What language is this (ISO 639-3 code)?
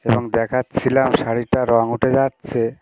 ben